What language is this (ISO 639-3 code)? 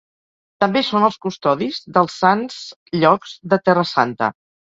cat